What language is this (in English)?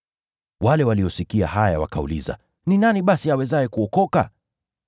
Swahili